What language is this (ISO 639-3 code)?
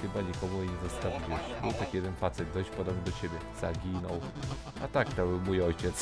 pol